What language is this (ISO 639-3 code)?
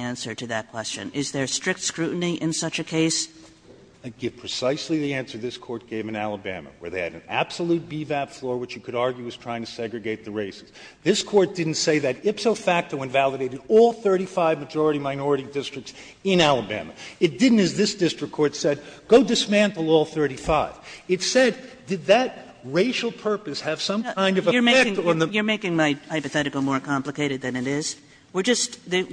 eng